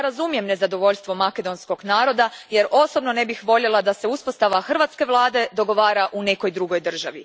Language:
Croatian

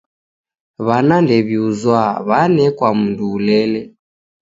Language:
Taita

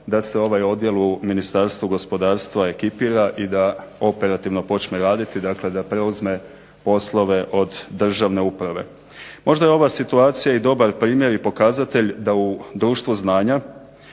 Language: Croatian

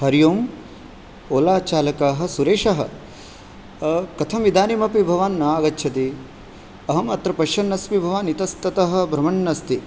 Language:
Sanskrit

